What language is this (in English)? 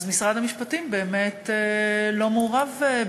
Hebrew